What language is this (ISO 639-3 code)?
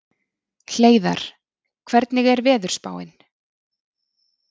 isl